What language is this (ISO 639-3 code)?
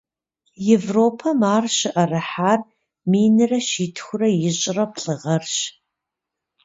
kbd